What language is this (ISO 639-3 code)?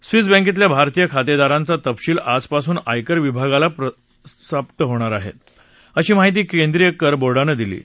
mar